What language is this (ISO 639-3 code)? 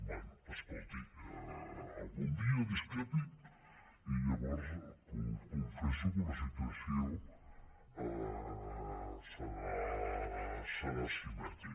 cat